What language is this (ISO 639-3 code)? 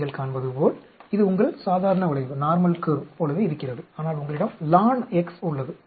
tam